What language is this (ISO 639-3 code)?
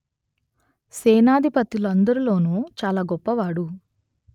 tel